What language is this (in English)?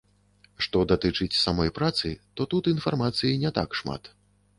Belarusian